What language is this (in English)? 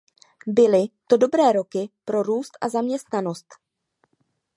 Czech